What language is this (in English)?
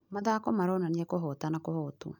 Kikuyu